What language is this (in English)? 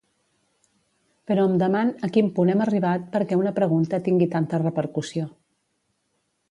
Catalan